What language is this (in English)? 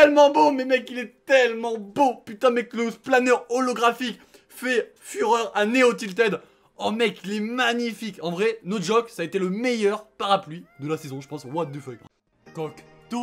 French